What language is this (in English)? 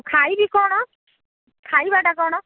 Odia